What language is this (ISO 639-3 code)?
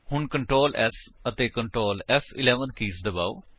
pan